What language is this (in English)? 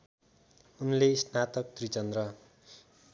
Nepali